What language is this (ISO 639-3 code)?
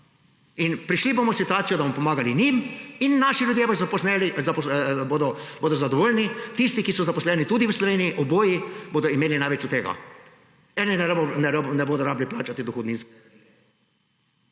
slv